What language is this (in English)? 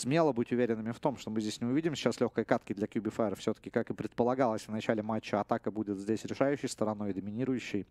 Russian